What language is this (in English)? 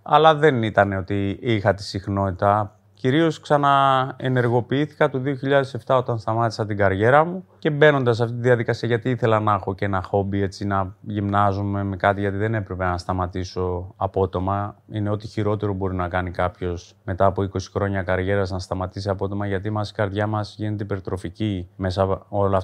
Greek